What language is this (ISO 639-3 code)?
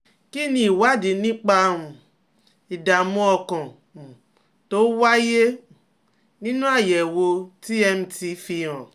yor